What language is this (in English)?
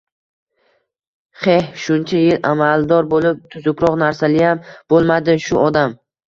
Uzbek